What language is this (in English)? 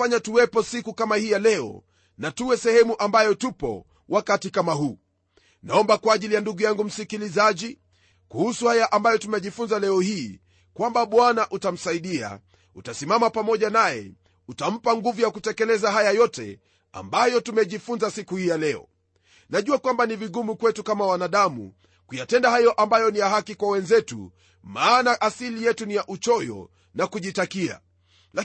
Swahili